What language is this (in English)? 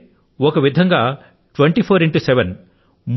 Telugu